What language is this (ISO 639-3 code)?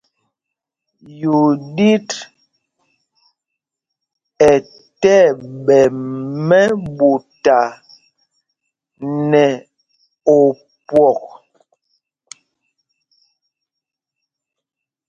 mgg